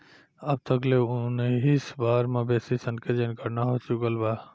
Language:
Bhojpuri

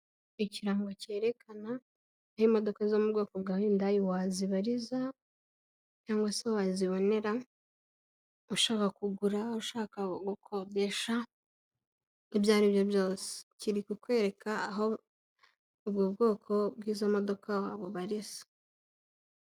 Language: Kinyarwanda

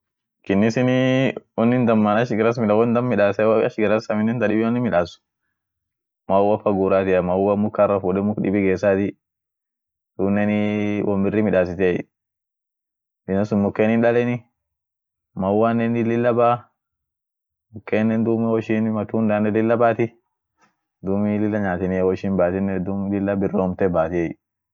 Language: Orma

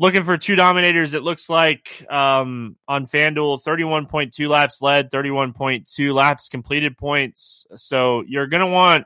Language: English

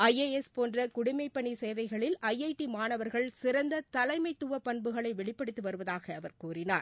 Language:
Tamil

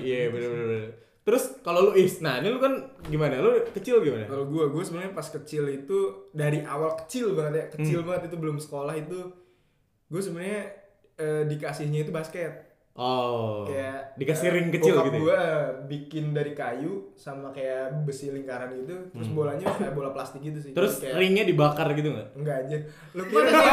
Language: Indonesian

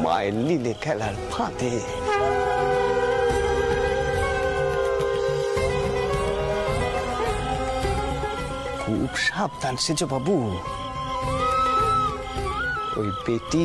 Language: Romanian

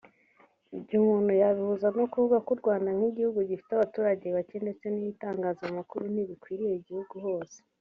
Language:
Kinyarwanda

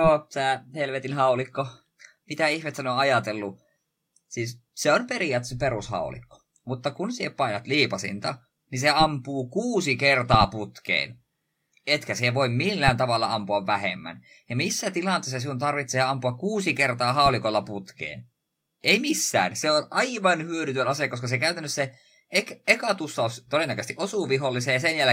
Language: Finnish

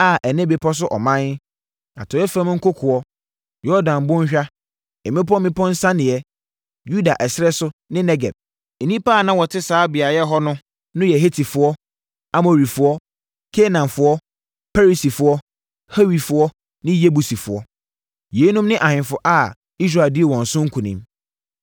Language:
Akan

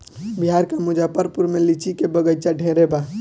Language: Bhojpuri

